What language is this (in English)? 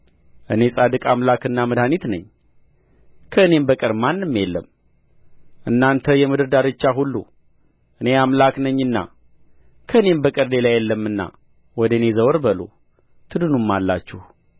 Amharic